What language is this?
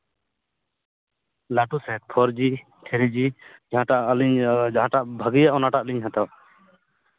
Santali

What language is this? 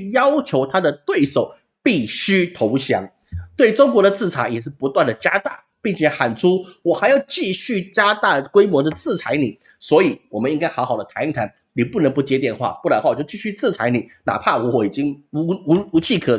Chinese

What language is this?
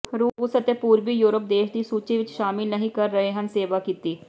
Punjabi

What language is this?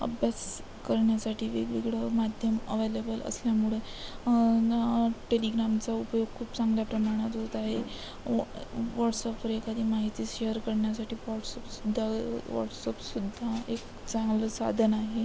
Marathi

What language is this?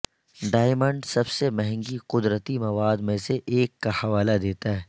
Urdu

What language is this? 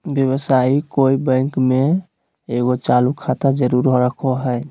Magahi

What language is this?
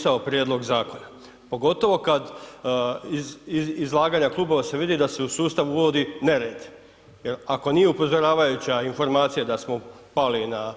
Croatian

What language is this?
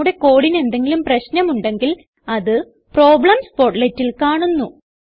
Malayalam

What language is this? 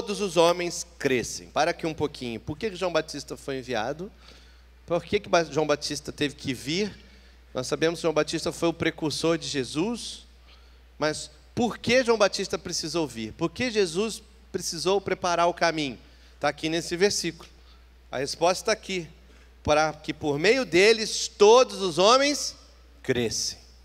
Portuguese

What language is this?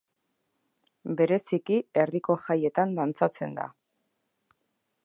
Basque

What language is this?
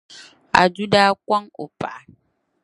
Dagbani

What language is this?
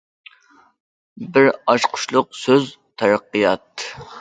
Uyghur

